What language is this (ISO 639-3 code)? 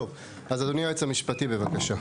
heb